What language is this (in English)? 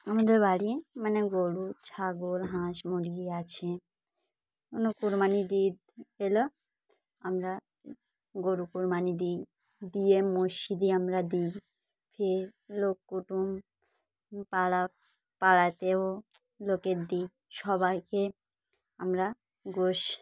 Bangla